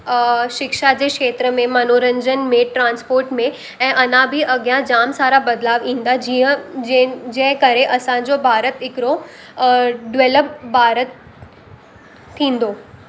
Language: Sindhi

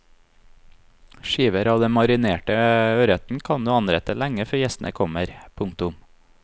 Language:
Norwegian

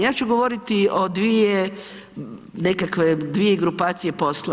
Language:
Croatian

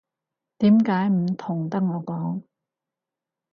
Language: Cantonese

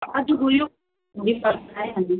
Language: Nepali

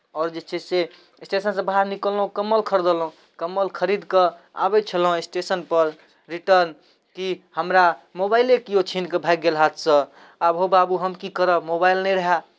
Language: Maithili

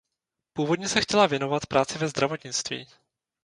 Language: Czech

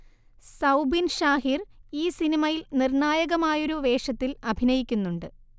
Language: Malayalam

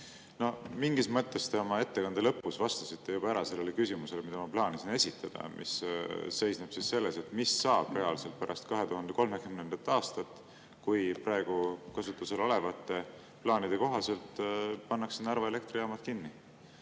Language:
Estonian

